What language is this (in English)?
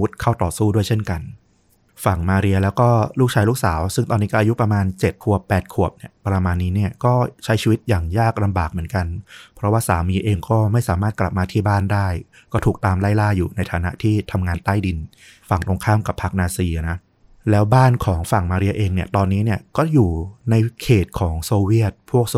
Thai